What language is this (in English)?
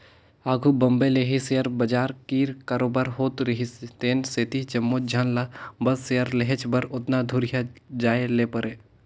Chhattisgarhi